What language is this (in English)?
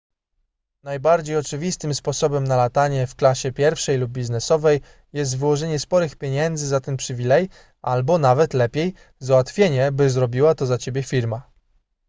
Polish